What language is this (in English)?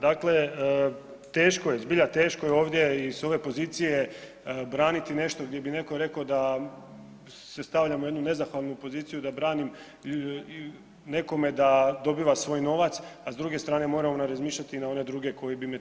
Croatian